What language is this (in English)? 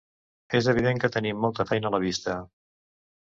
Catalan